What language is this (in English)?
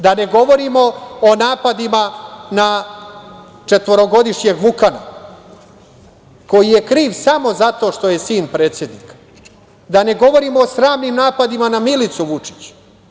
Serbian